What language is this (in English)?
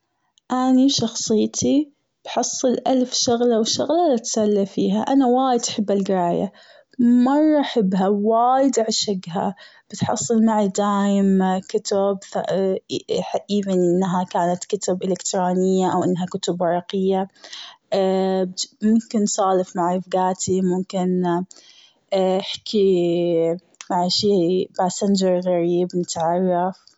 Gulf Arabic